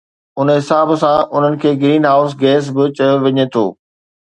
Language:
Sindhi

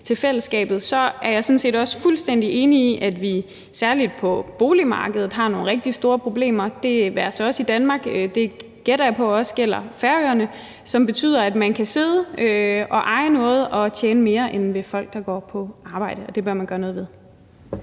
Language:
Danish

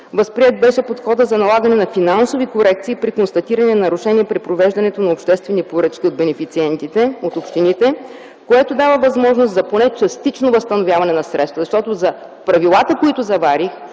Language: Bulgarian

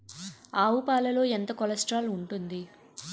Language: Telugu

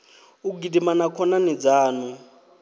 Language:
Venda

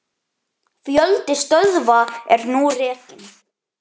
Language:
Icelandic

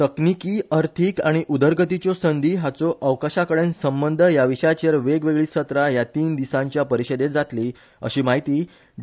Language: Konkani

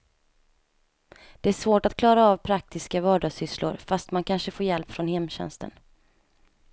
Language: Swedish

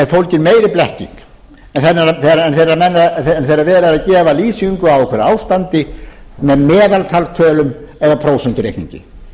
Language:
Icelandic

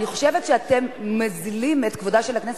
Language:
Hebrew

